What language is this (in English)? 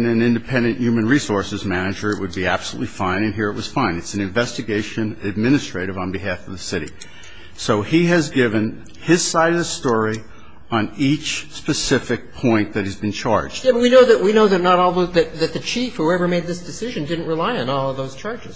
English